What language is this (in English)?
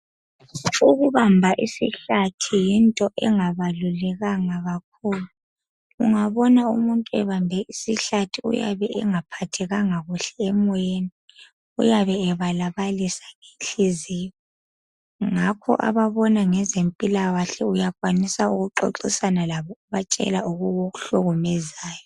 North Ndebele